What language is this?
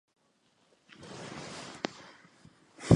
Chinese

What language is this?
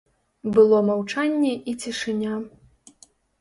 Belarusian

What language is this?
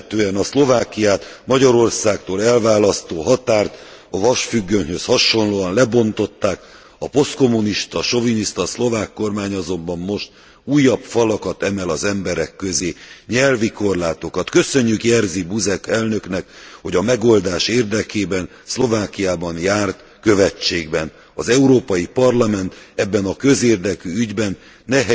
Hungarian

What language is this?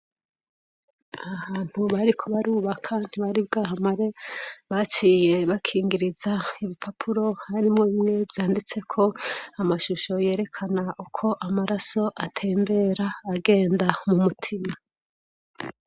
Rundi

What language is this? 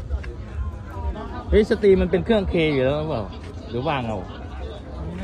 Thai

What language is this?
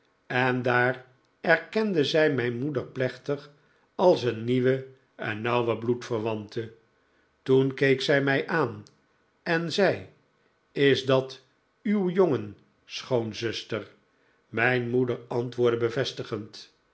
Dutch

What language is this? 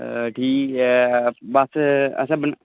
Dogri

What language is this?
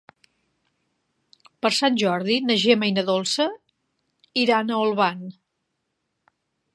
Catalan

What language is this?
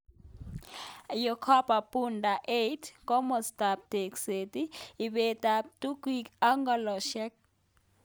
Kalenjin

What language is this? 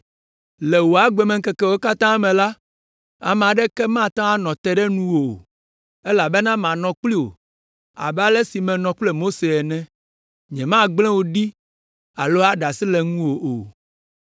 Ewe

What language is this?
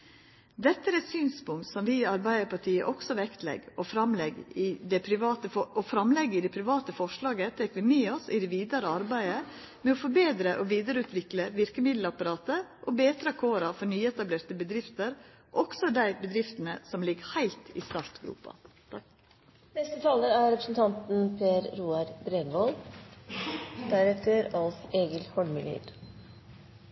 Norwegian Nynorsk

